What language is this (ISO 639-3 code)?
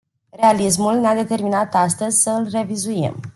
ron